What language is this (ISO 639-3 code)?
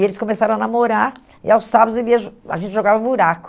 por